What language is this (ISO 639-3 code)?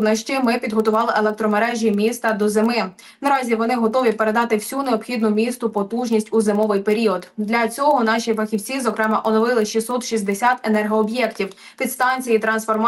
ukr